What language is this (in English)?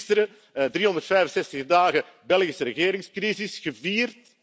Dutch